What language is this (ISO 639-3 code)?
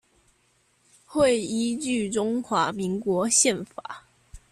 zho